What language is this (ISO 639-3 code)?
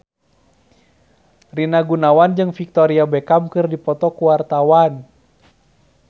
sun